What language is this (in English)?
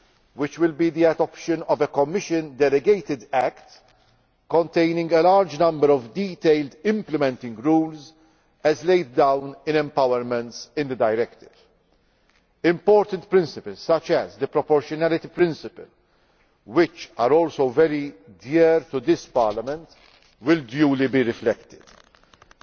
English